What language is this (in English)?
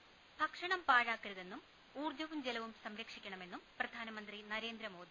Malayalam